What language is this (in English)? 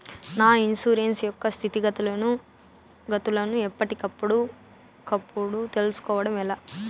Telugu